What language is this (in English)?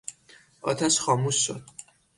Persian